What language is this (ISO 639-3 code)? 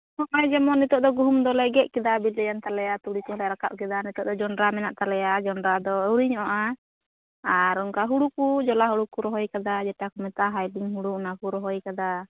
sat